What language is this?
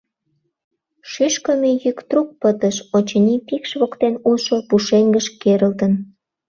Mari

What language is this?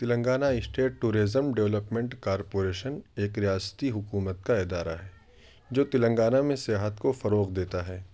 Urdu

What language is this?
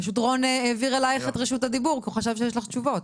Hebrew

